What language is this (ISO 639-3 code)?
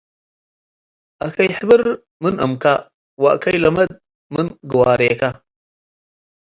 tig